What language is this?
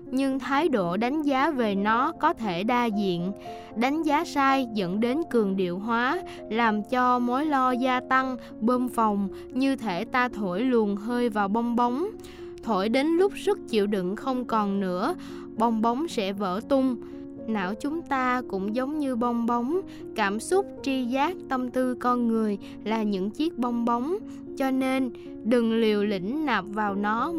Vietnamese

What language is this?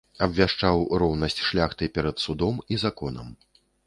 Belarusian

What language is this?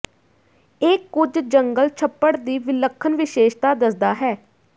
Punjabi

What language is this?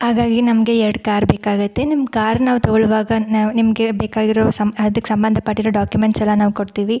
Kannada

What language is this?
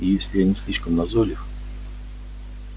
Russian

